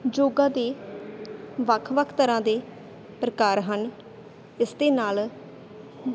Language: Punjabi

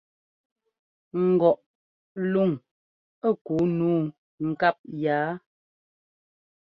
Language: Ngomba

